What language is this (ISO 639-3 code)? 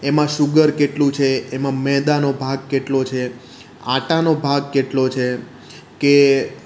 guj